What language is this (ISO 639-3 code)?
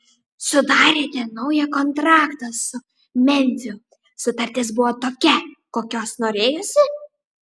lit